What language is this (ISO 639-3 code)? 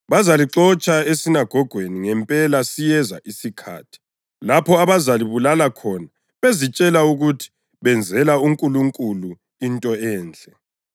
nde